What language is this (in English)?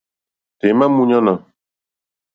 Mokpwe